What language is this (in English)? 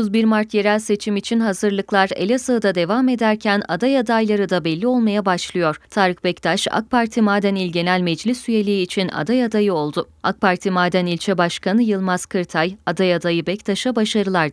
Turkish